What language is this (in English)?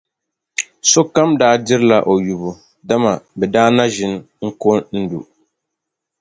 Dagbani